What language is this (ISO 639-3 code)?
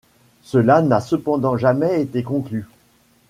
fra